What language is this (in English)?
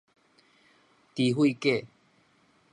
Min Nan Chinese